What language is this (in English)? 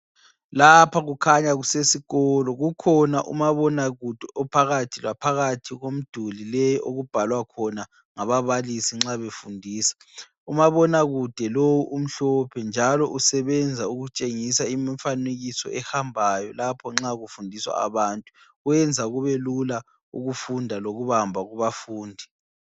North Ndebele